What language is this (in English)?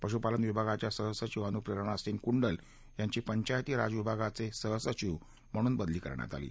Marathi